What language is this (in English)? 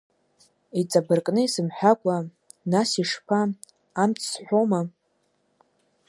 Abkhazian